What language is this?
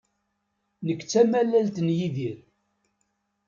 Kabyle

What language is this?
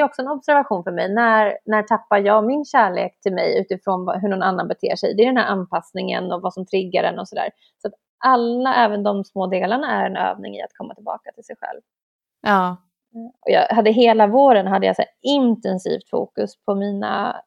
Swedish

